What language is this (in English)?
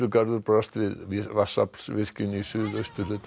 Icelandic